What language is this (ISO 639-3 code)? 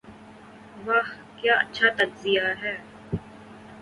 urd